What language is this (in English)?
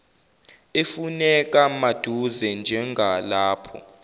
Zulu